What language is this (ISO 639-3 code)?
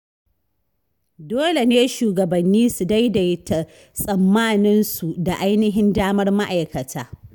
hau